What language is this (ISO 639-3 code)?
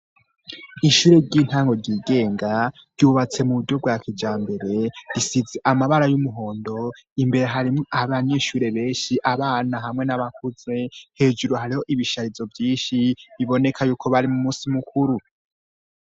run